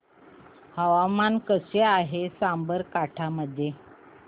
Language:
Marathi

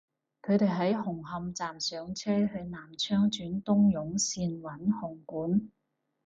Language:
Cantonese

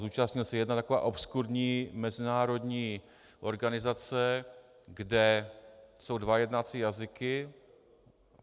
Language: Czech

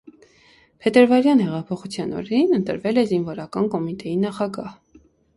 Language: Armenian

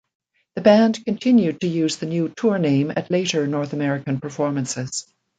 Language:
English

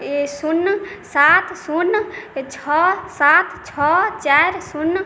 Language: Maithili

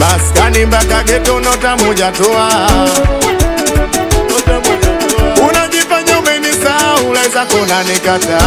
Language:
Romanian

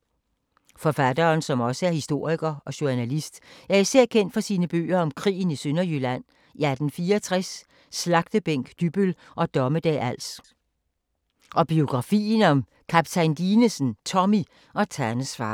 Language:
Danish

